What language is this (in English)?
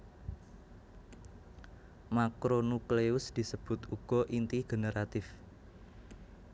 Javanese